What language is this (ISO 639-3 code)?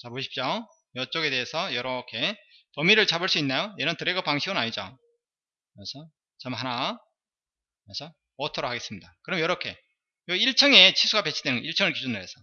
kor